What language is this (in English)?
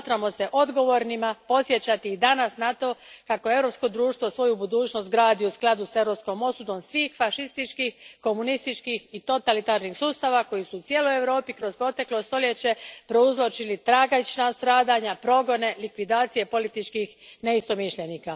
Croatian